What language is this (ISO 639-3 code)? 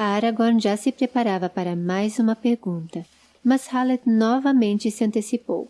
por